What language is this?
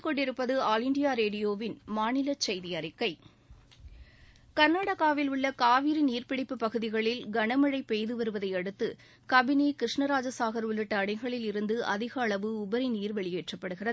Tamil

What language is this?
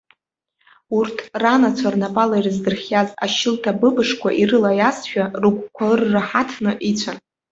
Abkhazian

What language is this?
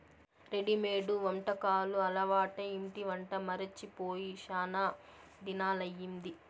Telugu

